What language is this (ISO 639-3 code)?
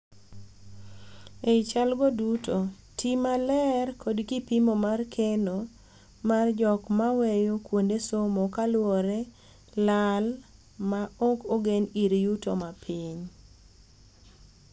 luo